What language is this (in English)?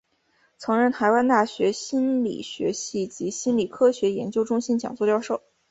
Chinese